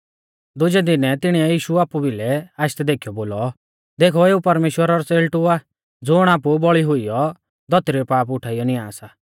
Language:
Mahasu Pahari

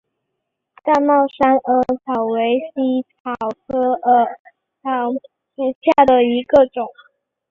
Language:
Chinese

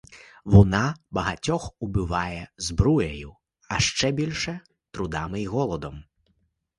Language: Ukrainian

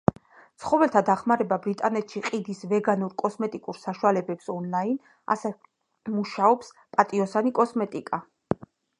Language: Georgian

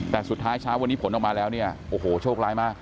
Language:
Thai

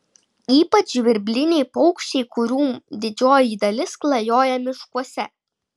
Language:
Lithuanian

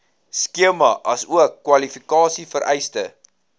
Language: Afrikaans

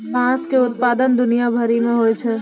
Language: Maithili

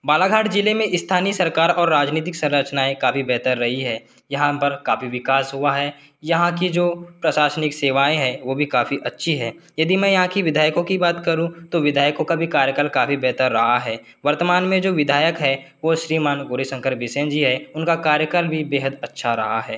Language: Hindi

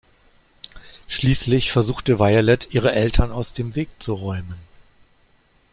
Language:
German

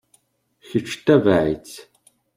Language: Kabyle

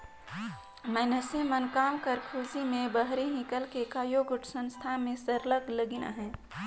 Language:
Chhattisgarhi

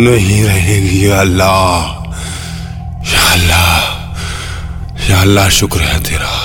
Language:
Hindi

